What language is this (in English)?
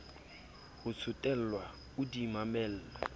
Southern Sotho